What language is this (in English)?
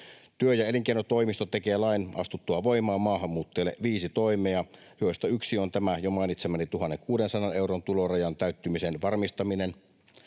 Finnish